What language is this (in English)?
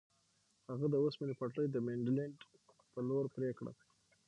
Pashto